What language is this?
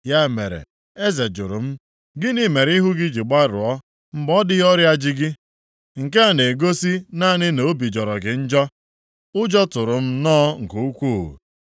Igbo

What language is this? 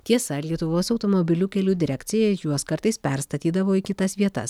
Lithuanian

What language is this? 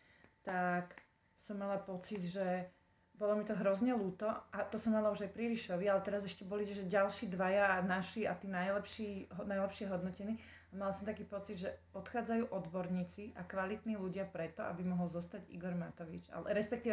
Slovak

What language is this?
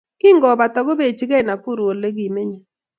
Kalenjin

